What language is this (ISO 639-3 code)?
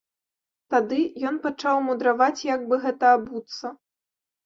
bel